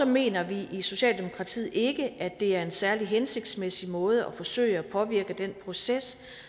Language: Danish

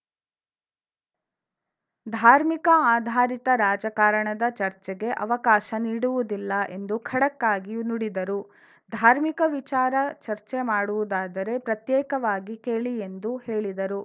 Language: Kannada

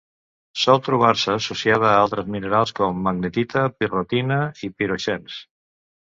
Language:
Catalan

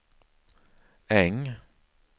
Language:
Swedish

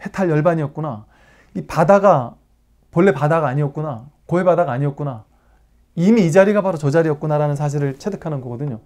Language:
Korean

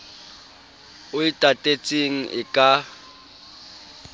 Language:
Southern Sotho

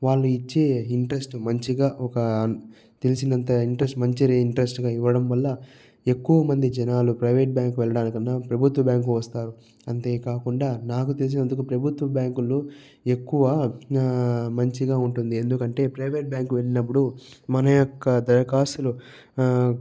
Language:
Telugu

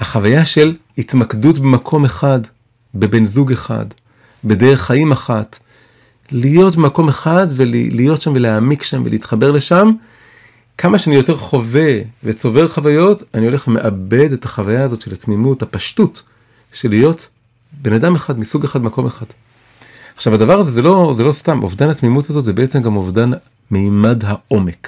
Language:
Hebrew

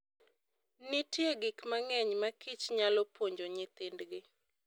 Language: Luo (Kenya and Tanzania)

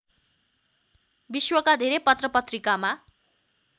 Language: Nepali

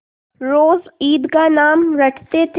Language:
Hindi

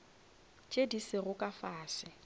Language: Northern Sotho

